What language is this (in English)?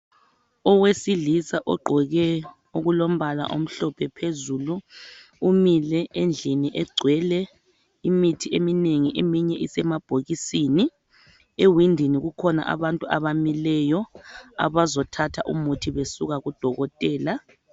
North Ndebele